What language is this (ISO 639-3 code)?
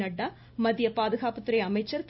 tam